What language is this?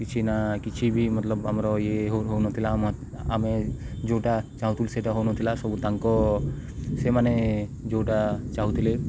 Odia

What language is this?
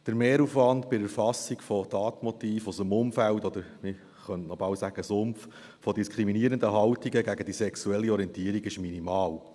Swiss German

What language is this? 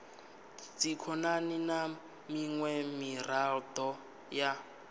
Venda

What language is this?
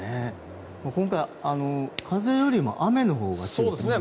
Japanese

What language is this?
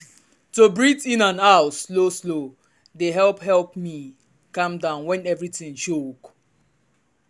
Nigerian Pidgin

